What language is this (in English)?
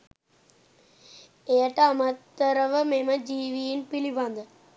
Sinhala